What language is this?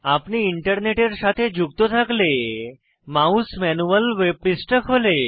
Bangla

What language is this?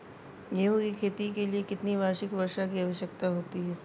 Hindi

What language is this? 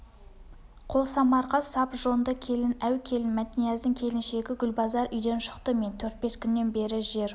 Kazakh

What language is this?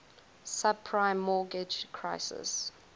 English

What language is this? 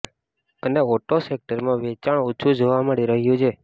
Gujarati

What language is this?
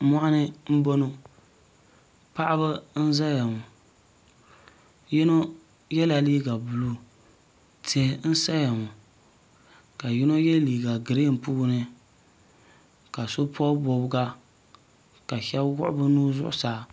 Dagbani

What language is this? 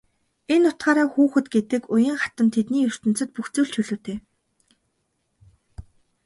Mongolian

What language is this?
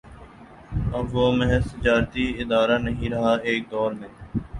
Urdu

